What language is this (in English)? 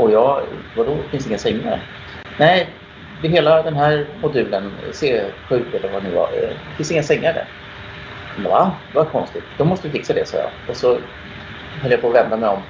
Swedish